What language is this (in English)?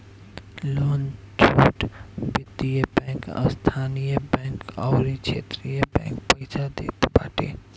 Bhojpuri